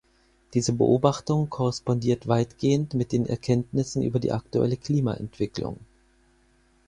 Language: German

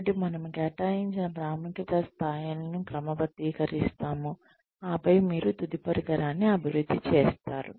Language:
Telugu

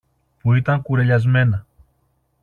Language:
Greek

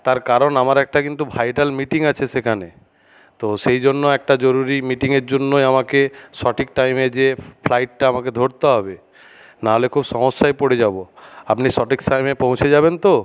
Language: Bangla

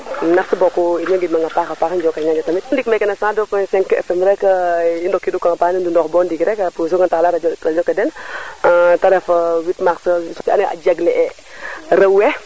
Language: Serer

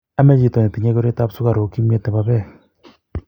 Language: Kalenjin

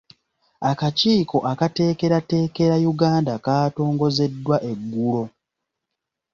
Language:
Ganda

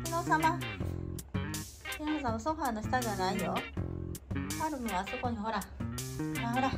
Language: Japanese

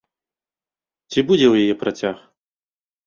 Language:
Belarusian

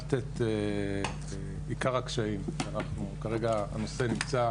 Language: Hebrew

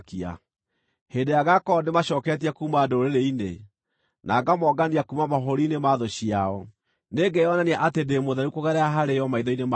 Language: Kikuyu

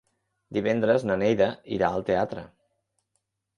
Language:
Catalan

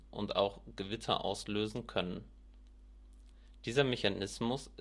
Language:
German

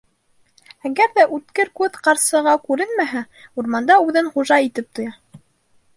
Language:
Bashkir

